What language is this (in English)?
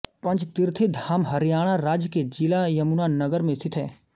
Hindi